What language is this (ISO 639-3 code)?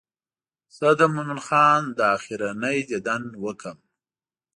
pus